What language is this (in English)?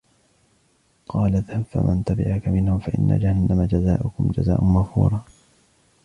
Arabic